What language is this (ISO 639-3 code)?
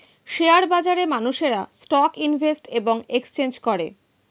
ben